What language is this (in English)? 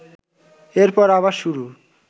Bangla